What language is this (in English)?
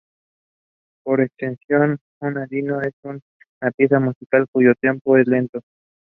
English